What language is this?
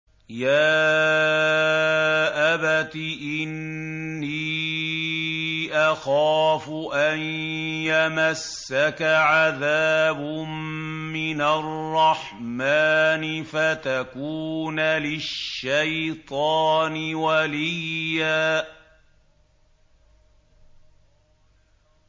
Arabic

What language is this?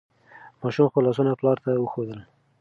Pashto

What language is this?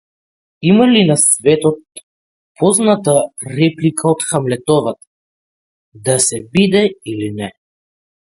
Macedonian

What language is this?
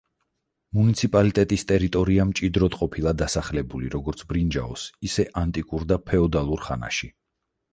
Georgian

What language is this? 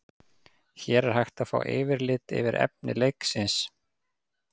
Icelandic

